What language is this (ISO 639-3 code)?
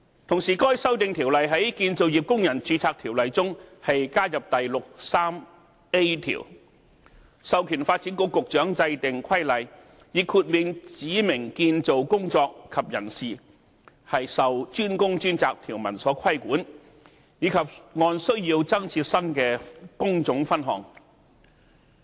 yue